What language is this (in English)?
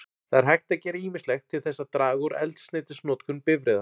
Icelandic